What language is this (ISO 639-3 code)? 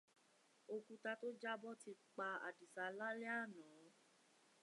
yor